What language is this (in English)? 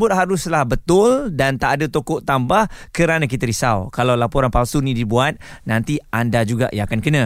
Malay